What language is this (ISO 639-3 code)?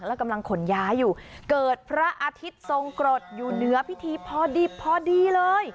tha